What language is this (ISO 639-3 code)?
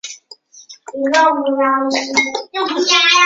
zho